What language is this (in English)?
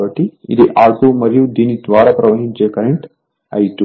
Telugu